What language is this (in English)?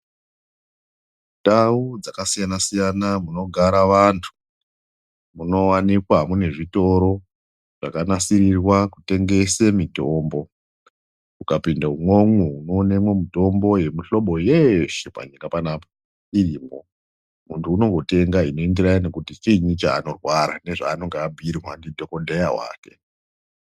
Ndau